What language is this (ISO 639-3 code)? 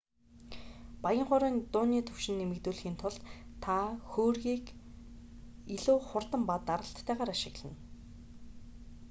mon